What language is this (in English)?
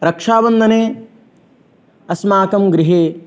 Sanskrit